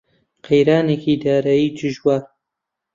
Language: Central Kurdish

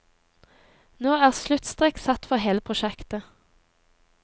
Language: Norwegian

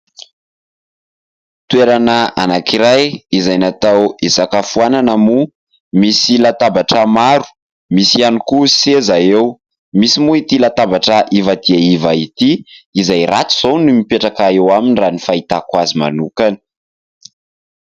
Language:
Malagasy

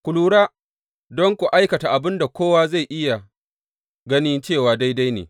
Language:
Hausa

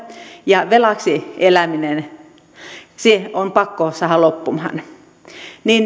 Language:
Finnish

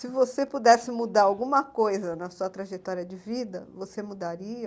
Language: Portuguese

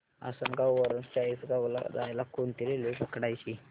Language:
Marathi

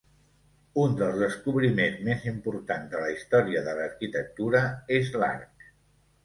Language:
Catalan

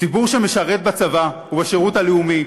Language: Hebrew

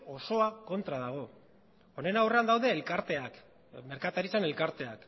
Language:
Basque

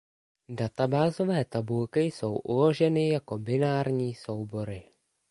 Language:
Czech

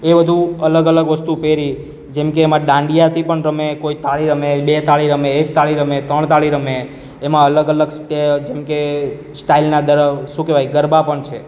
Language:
Gujarati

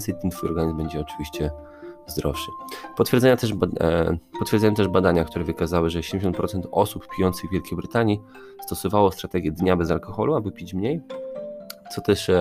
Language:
Polish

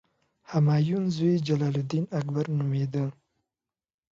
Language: Pashto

